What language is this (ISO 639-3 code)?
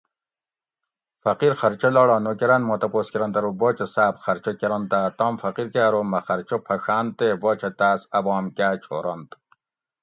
gwc